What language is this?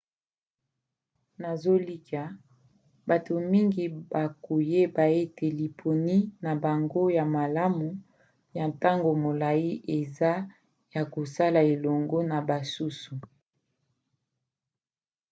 Lingala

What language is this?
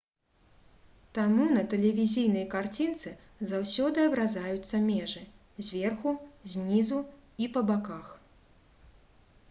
Belarusian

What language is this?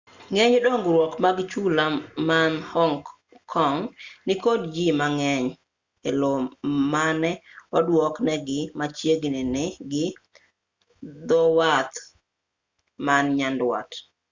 Luo (Kenya and Tanzania)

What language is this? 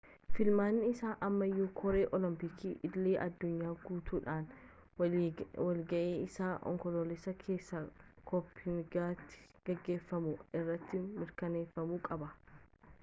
Oromo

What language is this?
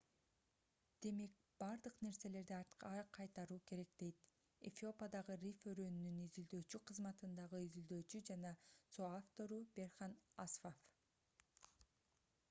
Kyrgyz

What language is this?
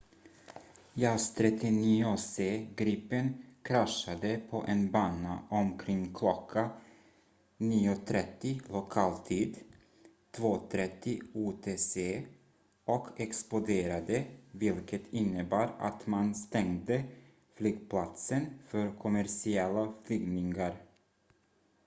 Swedish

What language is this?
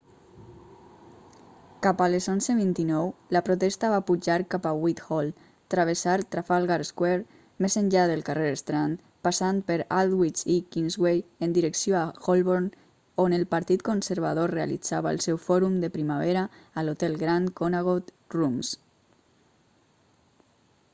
Catalan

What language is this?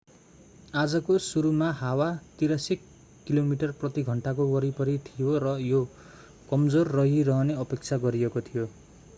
Nepali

